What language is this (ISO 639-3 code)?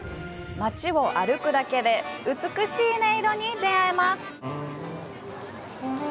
jpn